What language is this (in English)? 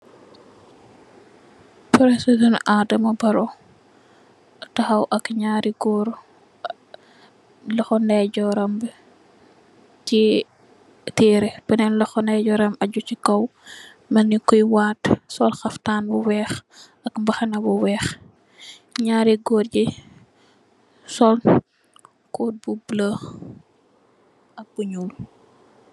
Wolof